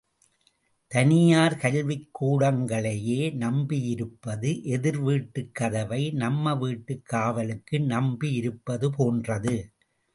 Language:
Tamil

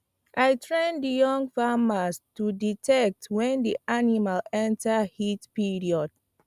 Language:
Nigerian Pidgin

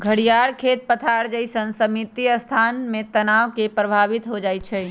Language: Magahi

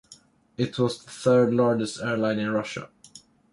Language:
English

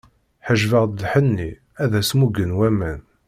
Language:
Kabyle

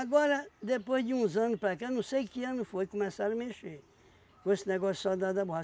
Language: Portuguese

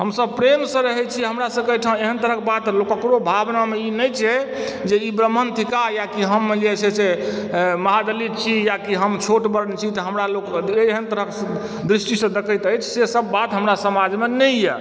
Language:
Maithili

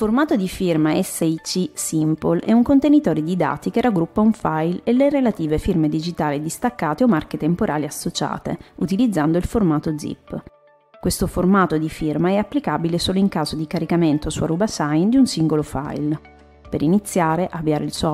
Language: Italian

